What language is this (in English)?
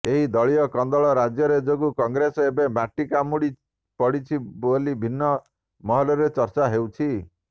Odia